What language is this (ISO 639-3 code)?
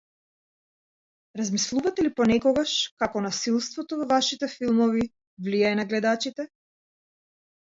mkd